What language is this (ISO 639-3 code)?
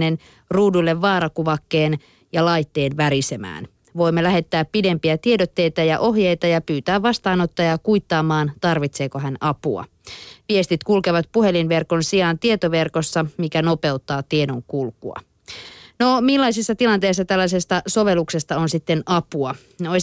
fin